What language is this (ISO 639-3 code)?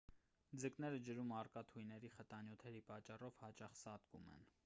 hye